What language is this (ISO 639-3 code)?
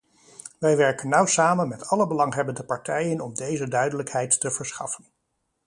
nld